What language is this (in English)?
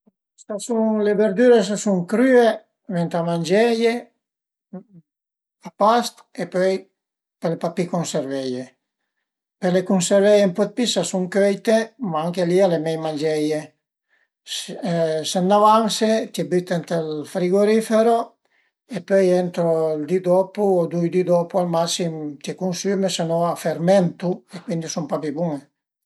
Piedmontese